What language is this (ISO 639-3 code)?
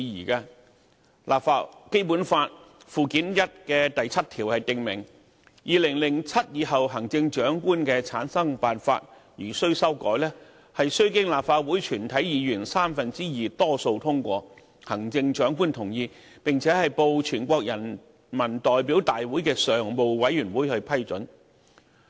yue